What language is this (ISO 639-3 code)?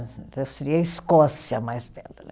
por